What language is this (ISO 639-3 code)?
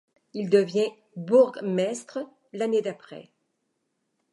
fra